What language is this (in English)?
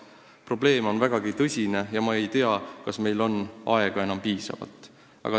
Estonian